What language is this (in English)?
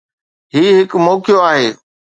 Sindhi